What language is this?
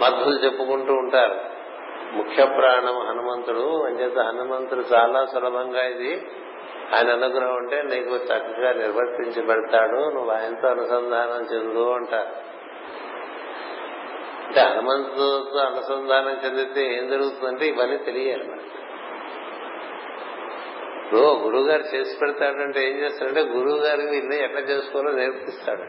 Telugu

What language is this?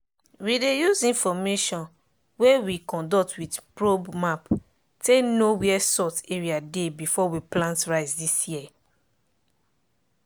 Nigerian Pidgin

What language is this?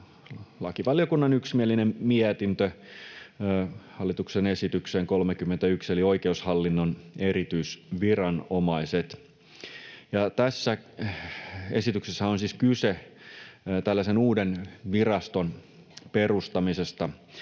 Finnish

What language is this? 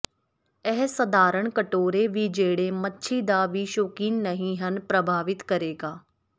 Punjabi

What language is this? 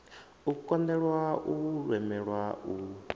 Venda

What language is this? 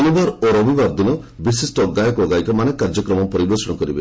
Odia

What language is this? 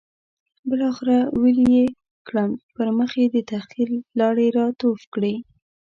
Pashto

